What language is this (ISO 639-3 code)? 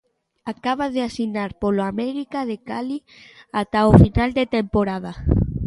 glg